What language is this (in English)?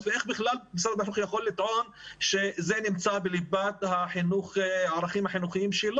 Hebrew